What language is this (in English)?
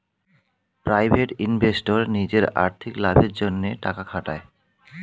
Bangla